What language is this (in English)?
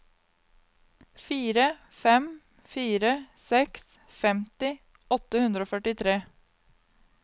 Norwegian